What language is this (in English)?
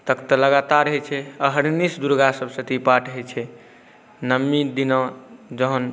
Maithili